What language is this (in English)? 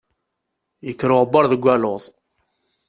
Kabyle